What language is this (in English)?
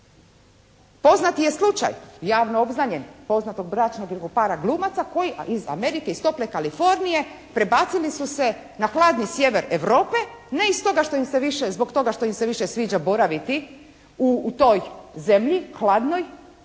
Croatian